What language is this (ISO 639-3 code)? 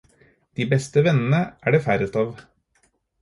nob